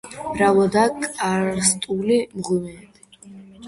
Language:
Georgian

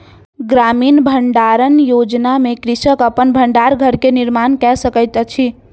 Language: Maithili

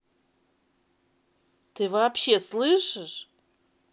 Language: Russian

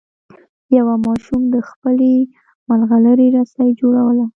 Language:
Pashto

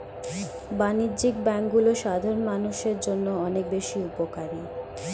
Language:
Bangla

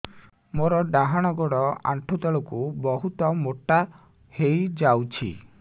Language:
Odia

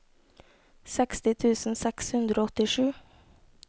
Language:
Norwegian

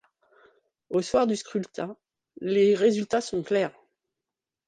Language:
French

